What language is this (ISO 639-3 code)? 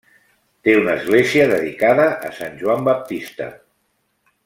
cat